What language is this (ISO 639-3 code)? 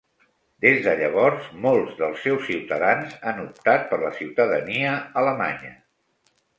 cat